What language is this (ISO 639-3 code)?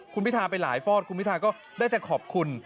tha